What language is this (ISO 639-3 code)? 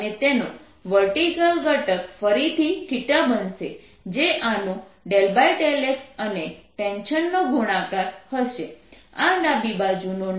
guj